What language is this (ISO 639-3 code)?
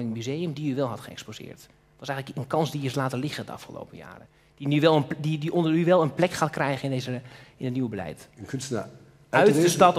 nld